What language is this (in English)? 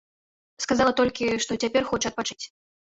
Belarusian